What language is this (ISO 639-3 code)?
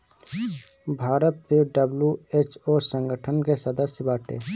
bho